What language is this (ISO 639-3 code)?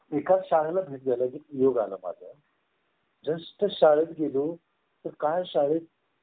mar